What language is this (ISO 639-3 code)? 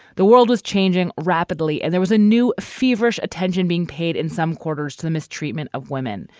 eng